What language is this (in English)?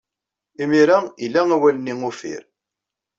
Kabyle